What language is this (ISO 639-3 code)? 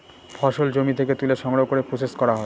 ben